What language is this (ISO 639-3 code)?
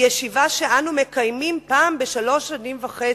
heb